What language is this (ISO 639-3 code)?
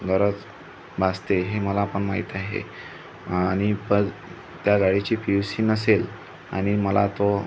mar